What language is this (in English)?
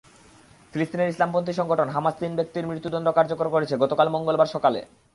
Bangla